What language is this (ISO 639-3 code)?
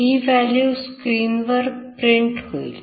mar